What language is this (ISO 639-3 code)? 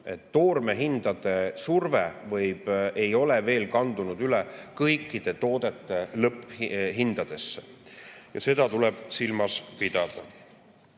est